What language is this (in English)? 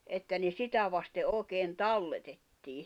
Finnish